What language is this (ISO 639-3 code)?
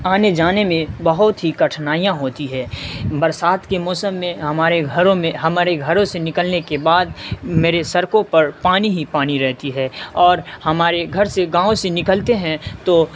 urd